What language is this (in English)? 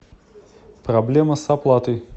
Russian